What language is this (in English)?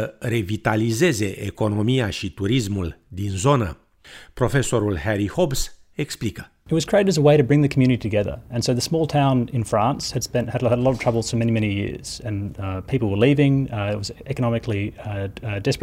Romanian